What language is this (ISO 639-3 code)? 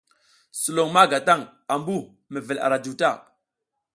giz